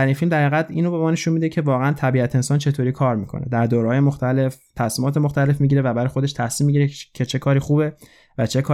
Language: Persian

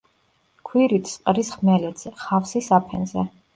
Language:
Georgian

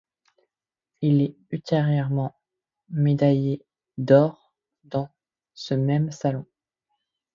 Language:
French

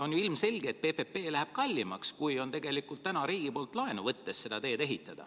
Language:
Estonian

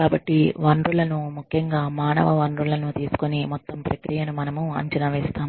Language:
Telugu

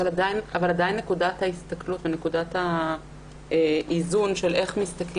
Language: Hebrew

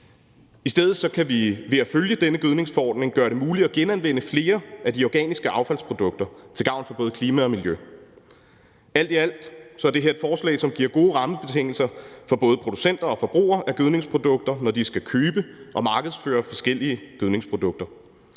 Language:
Danish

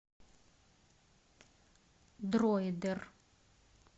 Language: Russian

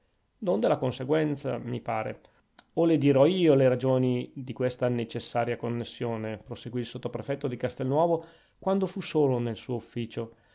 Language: Italian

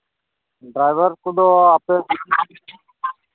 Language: Santali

